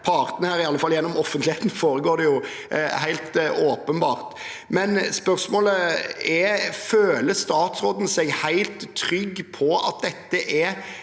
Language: Norwegian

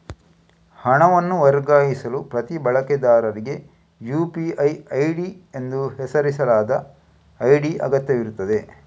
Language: Kannada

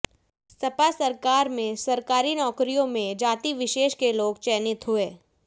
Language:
Hindi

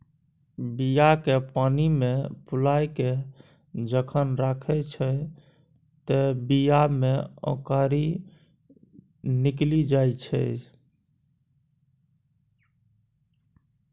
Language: Maithili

